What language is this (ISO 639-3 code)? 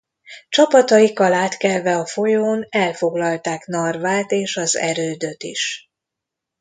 hun